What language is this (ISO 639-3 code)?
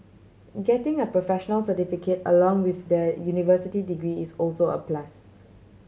eng